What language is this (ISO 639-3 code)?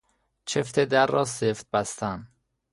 fas